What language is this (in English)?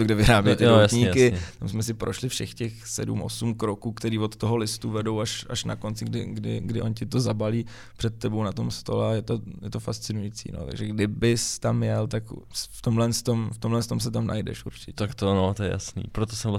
Czech